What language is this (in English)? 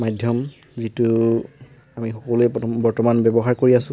Assamese